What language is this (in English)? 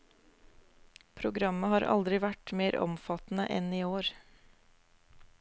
Norwegian